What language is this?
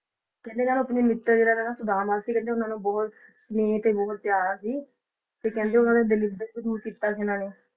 Punjabi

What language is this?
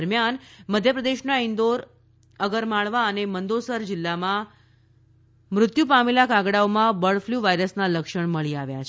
Gujarati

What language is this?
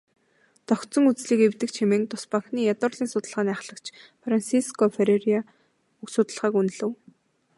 Mongolian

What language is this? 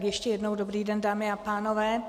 Czech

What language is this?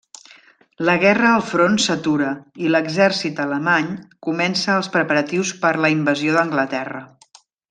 Catalan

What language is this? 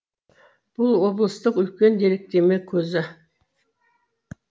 Kazakh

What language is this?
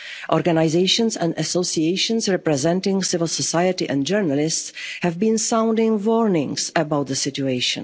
English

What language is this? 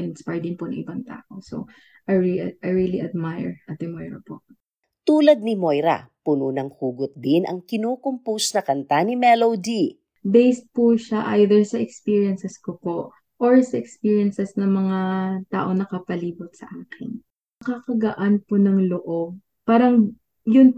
Filipino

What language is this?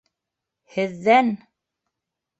Bashkir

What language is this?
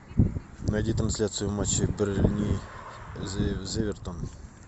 Russian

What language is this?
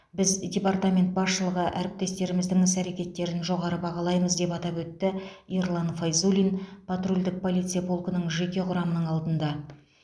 Kazakh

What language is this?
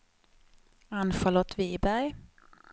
Swedish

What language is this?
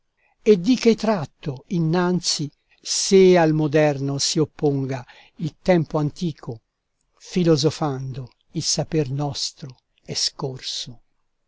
Italian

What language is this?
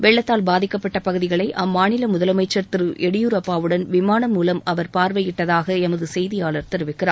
Tamil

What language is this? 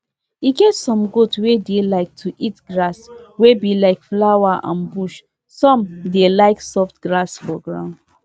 Nigerian Pidgin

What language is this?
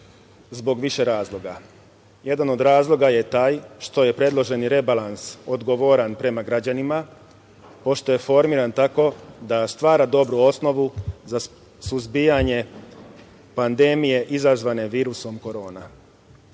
Serbian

